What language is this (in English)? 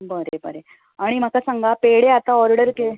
Konkani